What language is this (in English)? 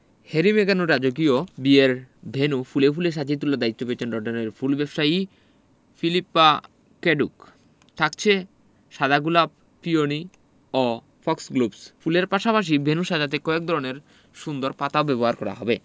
Bangla